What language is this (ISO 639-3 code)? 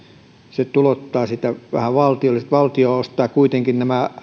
fin